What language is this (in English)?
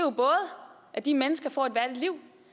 Danish